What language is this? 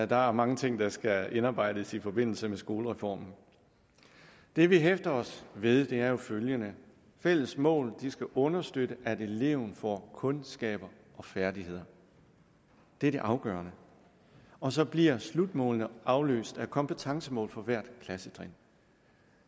Danish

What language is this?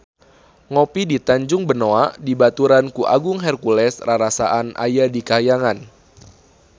Sundanese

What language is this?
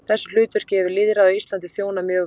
Icelandic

